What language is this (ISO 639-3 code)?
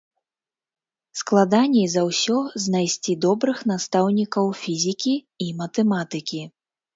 bel